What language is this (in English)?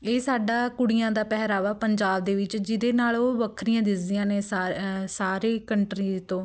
Punjabi